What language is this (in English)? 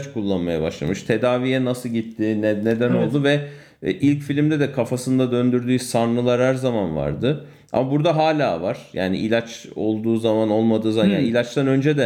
Turkish